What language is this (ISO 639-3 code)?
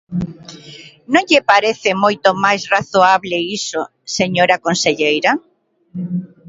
glg